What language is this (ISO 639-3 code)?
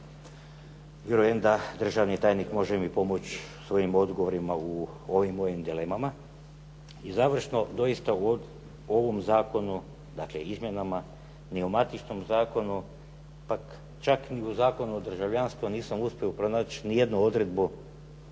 hrv